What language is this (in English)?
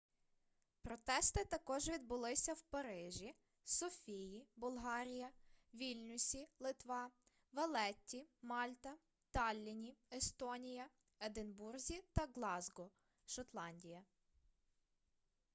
Ukrainian